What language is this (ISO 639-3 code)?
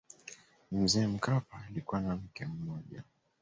swa